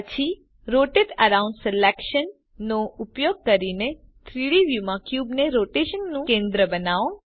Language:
Gujarati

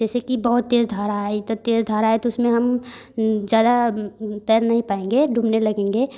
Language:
Hindi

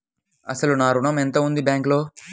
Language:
Telugu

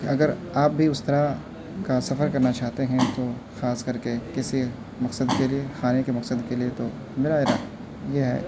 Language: Urdu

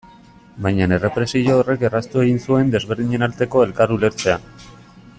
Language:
Basque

